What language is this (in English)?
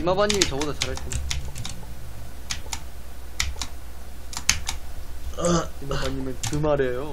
Korean